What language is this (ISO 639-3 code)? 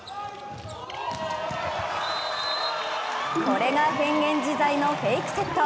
jpn